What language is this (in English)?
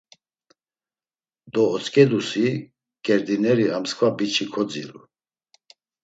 Laz